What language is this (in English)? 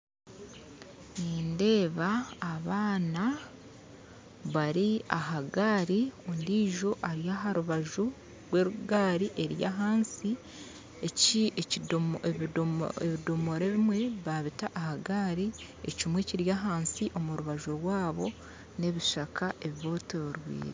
Nyankole